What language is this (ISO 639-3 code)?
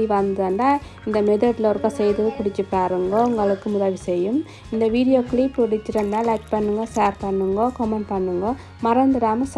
tam